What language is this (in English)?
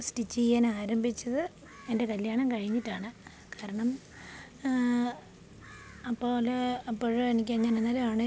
Malayalam